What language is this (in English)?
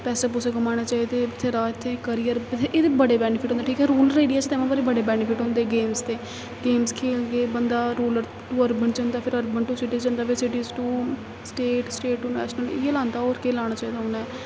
Dogri